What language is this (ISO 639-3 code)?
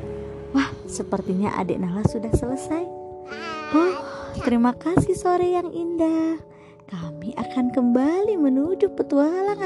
ind